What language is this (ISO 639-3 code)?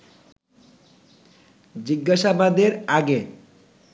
ben